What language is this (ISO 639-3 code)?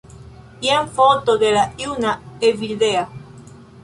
epo